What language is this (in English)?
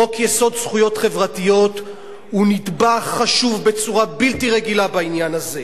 Hebrew